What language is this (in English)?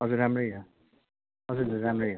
Nepali